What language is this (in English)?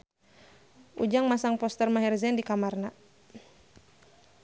Sundanese